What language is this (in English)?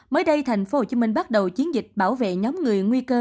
Vietnamese